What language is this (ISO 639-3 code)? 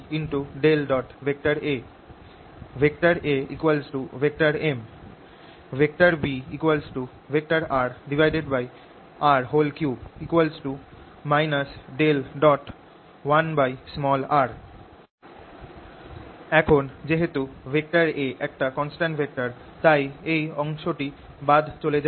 ben